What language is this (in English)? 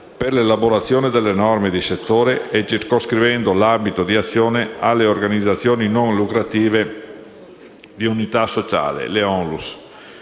Italian